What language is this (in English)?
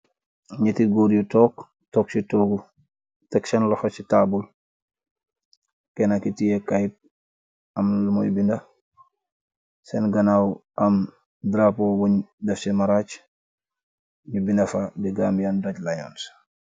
Wolof